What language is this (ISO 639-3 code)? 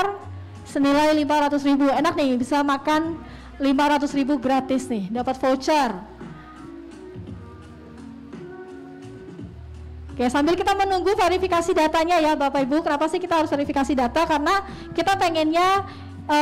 ind